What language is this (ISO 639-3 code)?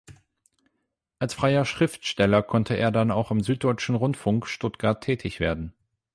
deu